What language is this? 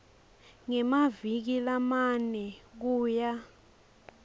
Swati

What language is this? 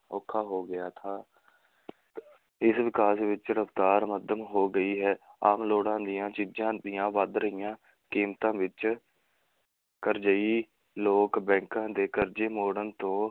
Punjabi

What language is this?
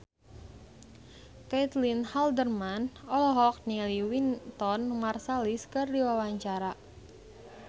Sundanese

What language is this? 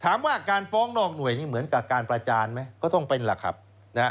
Thai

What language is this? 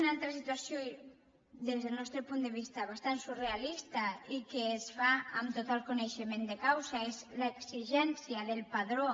Catalan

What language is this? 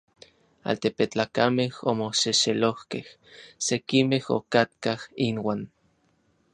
Orizaba Nahuatl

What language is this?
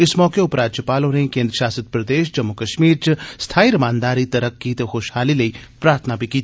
Dogri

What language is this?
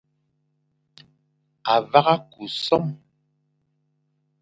Fang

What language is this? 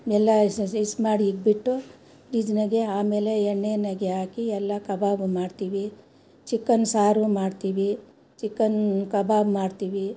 Kannada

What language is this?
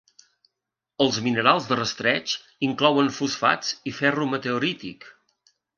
Catalan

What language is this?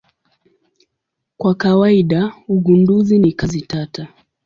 Swahili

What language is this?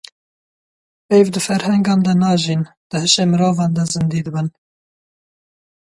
Kurdish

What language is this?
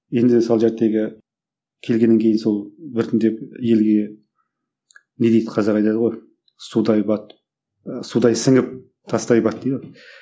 Kazakh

